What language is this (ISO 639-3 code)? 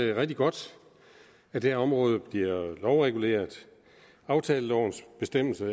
dan